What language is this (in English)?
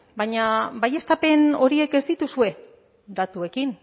Basque